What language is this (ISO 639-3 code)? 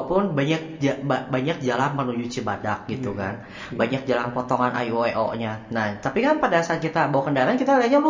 ind